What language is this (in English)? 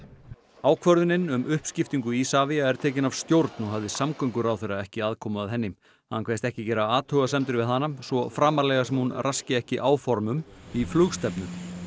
Icelandic